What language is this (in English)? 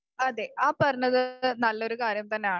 Malayalam